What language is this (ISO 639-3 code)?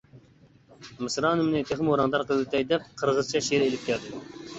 uig